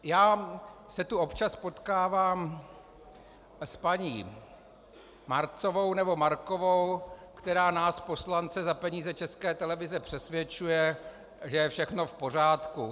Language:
Czech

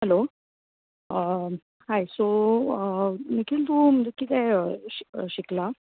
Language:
Konkani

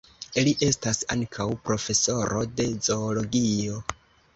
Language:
Esperanto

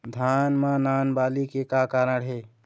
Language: Chhattisgarhi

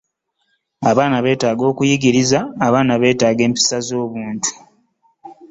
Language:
Ganda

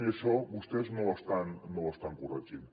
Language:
Catalan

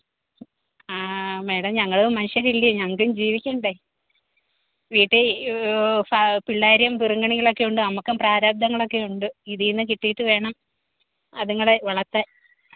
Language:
Malayalam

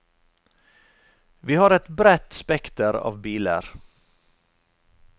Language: Norwegian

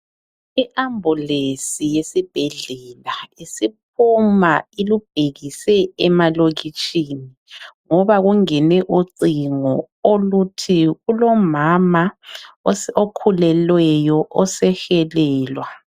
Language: North Ndebele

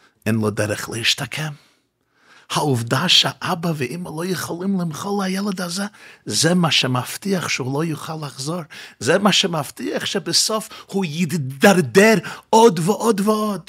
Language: Hebrew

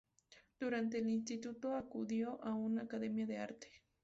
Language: Spanish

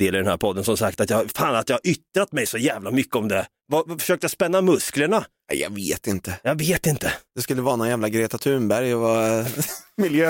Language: Swedish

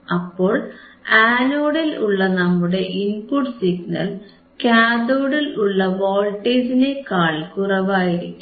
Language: Malayalam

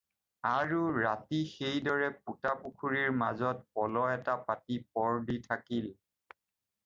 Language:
Assamese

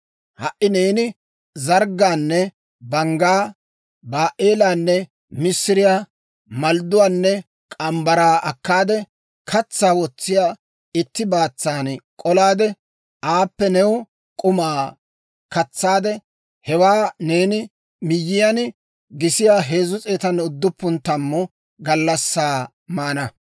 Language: Dawro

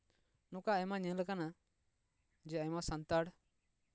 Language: Santali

